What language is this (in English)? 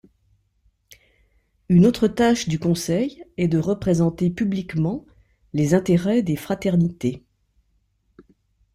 French